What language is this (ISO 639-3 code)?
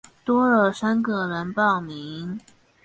zho